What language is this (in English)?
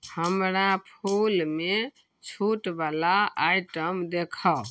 Maithili